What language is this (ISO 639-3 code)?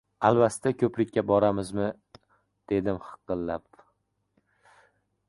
uzb